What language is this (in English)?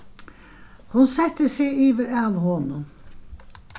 Faroese